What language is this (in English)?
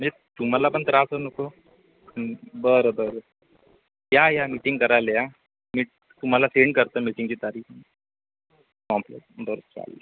Marathi